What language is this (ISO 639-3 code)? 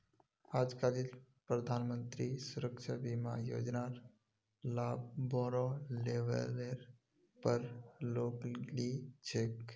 mag